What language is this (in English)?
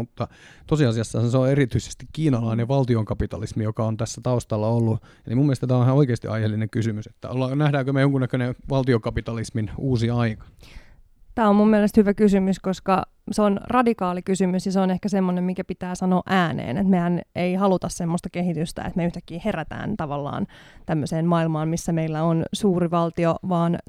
Finnish